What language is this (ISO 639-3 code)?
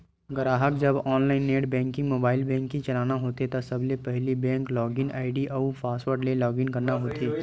hne